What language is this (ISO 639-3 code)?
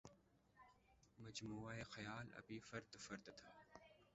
urd